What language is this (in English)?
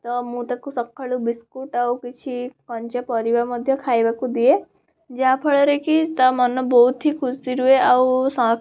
Odia